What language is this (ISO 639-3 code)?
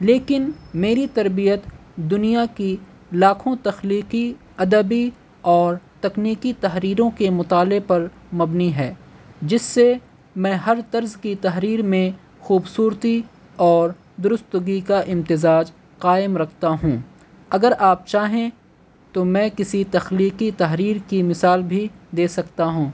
urd